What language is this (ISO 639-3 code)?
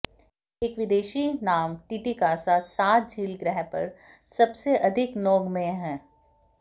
hin